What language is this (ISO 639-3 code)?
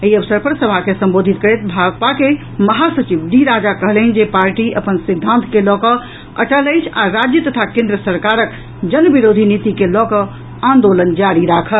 mai